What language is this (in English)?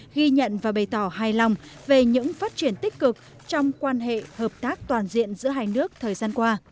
Vietnamese